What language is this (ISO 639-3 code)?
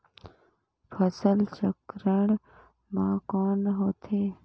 hne